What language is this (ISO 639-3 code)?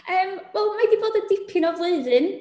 cym